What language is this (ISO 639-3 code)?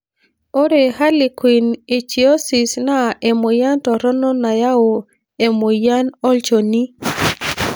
mas